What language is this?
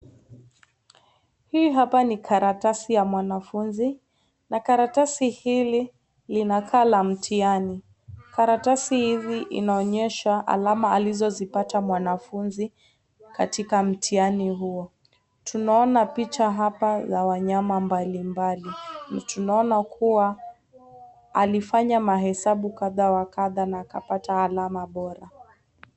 Swahili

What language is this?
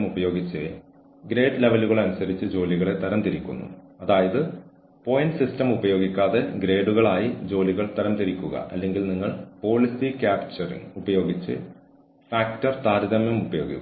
Malayalam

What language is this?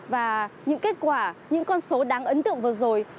Vietnamese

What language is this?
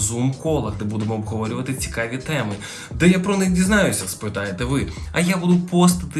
Ukrainian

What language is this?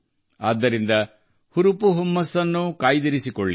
Kannada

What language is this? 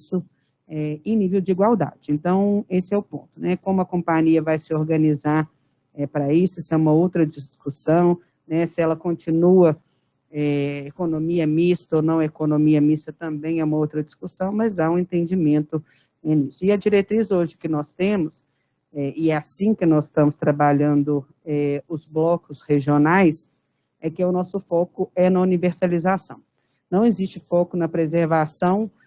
Portuguese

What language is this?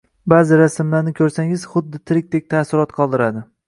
Uzbek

